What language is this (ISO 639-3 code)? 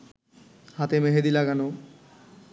ben